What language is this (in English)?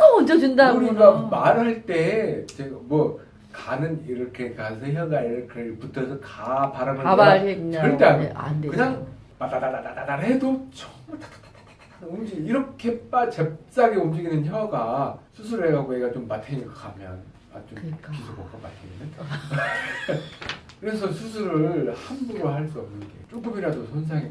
Korean